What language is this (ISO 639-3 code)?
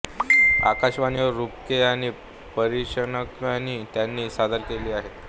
mar